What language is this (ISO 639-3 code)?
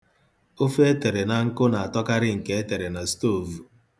ibo